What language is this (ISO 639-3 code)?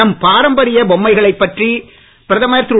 tam